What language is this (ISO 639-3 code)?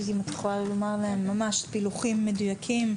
heb